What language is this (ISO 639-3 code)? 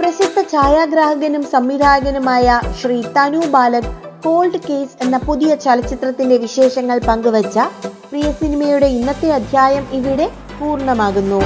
mal